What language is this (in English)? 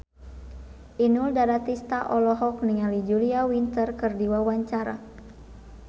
Sundanese